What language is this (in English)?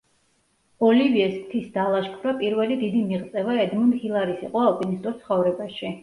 Georgian